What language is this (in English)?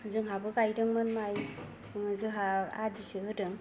Bodo